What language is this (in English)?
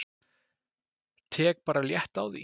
Icelandic